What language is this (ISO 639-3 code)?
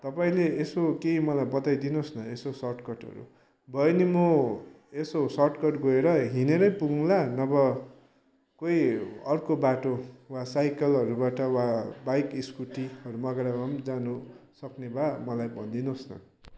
nep